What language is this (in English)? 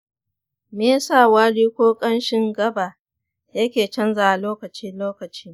Hausa